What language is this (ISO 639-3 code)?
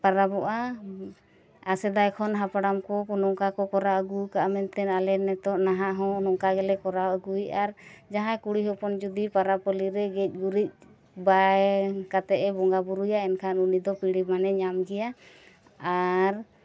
sat